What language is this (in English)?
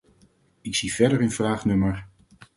Dutch